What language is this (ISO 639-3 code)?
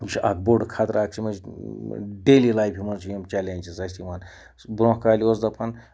kas